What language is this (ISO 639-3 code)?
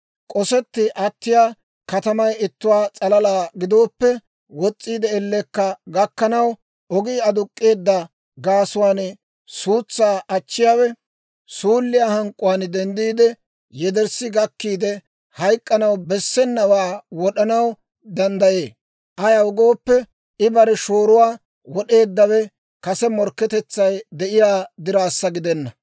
dwr